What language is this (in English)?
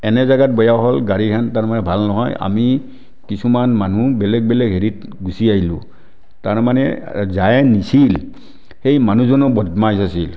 Assamese